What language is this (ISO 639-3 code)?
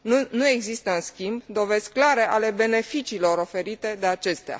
ron